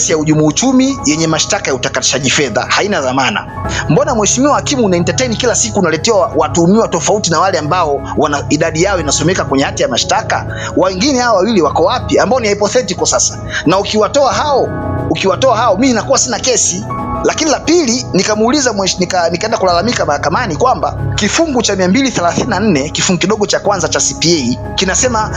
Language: Swahili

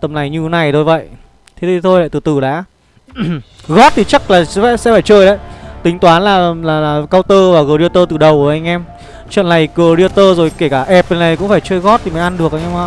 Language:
Vietnamese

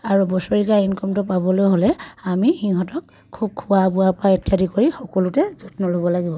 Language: Assamese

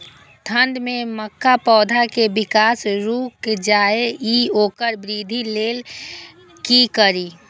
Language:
Maithili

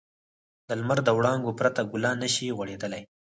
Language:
Pashto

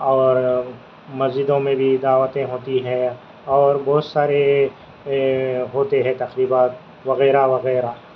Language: Urdu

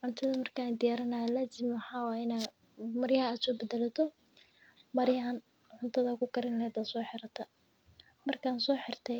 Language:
Somali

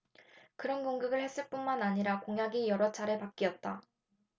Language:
Korean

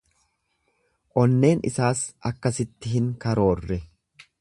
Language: Oromo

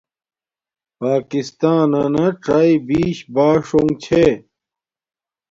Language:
Domaaki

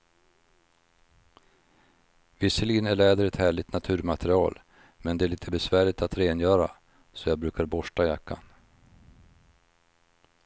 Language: Swedish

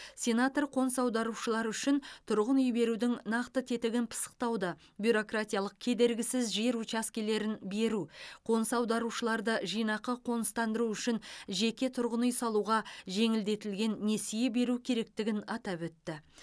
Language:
Kazakh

